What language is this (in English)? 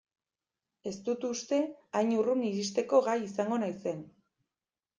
Basque